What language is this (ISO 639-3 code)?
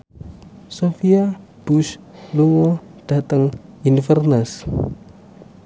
jav